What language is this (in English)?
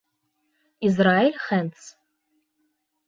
Bashkir